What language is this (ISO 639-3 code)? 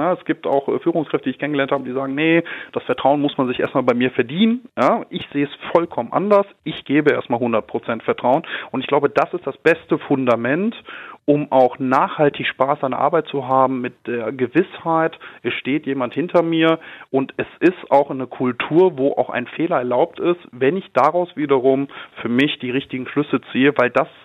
deu